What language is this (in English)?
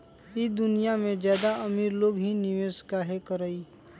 Magahi